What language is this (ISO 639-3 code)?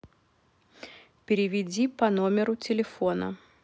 rus